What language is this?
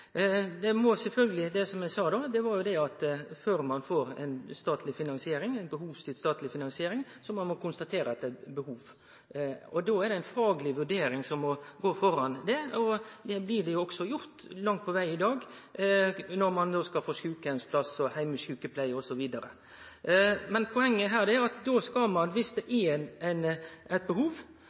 Norwegian Nynorsk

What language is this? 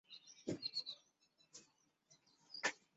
Chinese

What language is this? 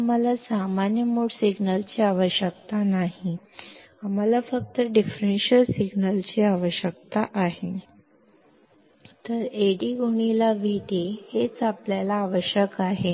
Kannada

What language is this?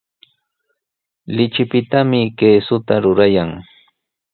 Sihuas Ancash Quechua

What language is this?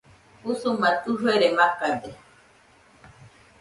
Nüpode Huitoto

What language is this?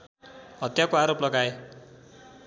Nepali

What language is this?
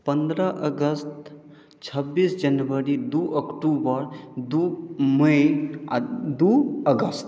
Maithili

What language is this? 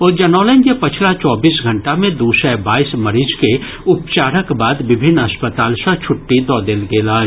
Maithili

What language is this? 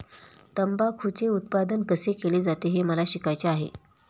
Marathi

